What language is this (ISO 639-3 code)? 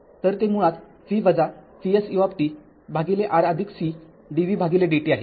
mar